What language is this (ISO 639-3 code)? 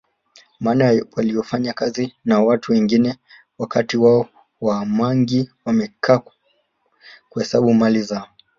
swa